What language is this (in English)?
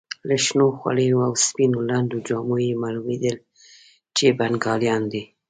Pashto